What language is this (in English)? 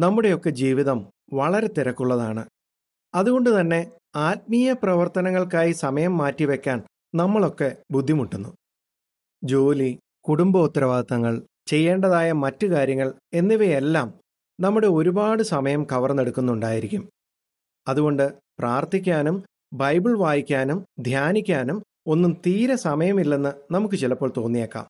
Malayalam